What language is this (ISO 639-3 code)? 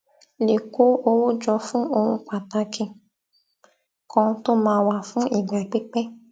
yor